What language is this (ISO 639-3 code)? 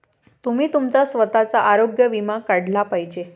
mar